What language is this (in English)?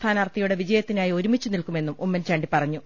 Malayalam